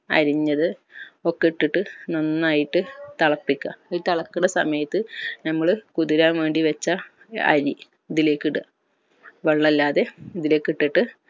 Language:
Malayalam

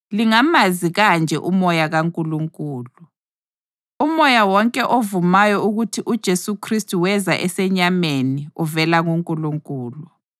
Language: North Ndebele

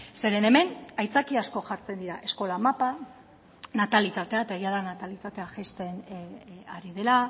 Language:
Basque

